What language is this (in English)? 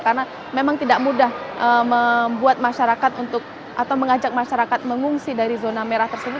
Indonesian